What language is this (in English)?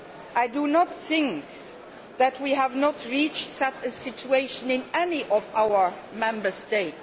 English